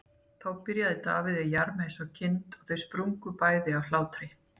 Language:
Icelandic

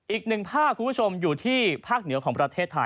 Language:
Thai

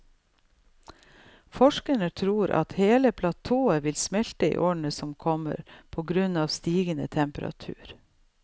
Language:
Norwegian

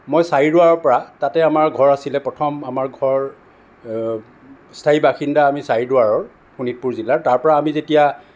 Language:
Assamese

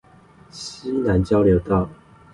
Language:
Chinese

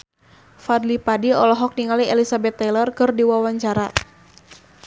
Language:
Sundanese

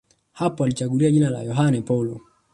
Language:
Swahili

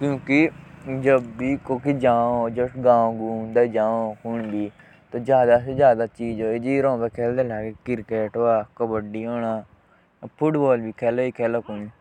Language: Jaunsari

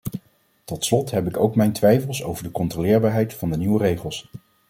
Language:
Dutch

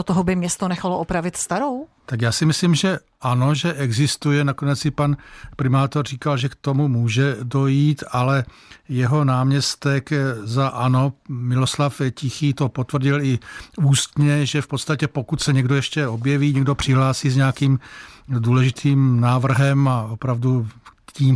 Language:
Czech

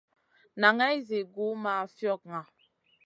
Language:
Masana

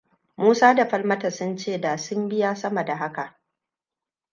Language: Hausa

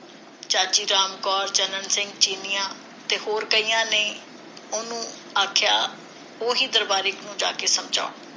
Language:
Punjabi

